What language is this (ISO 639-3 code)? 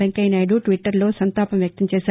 tel